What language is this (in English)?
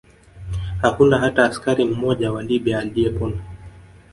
Swahili